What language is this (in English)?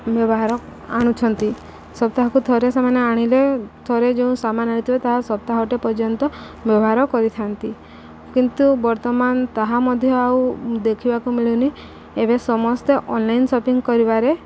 Odia